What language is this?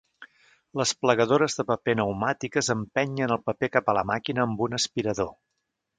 Catalan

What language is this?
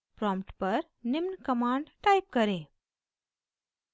Hindi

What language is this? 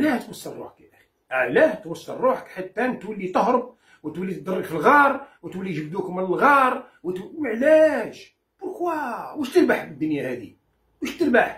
Arabic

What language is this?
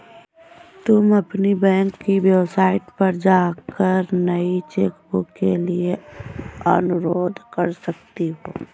Hindi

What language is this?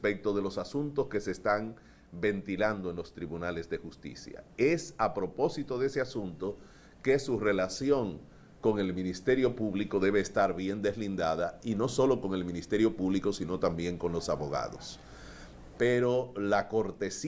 Spanish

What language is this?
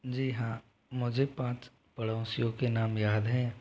Hindi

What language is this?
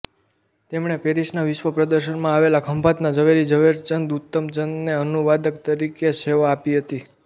Gujarati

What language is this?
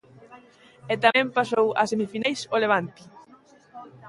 Galician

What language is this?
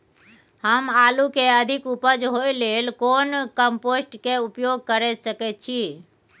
Maithili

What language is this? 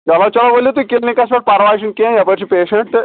Kashmiri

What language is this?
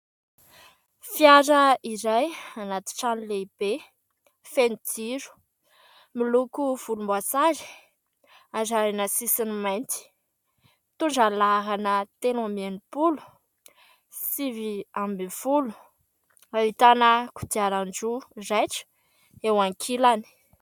Malagasy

